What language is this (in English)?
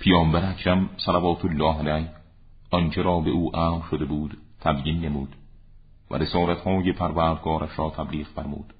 Persian